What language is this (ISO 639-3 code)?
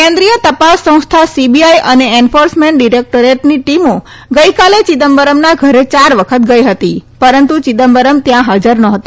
guj